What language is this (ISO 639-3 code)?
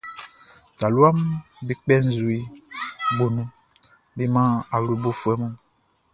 bci